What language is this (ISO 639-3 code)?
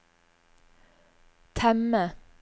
nor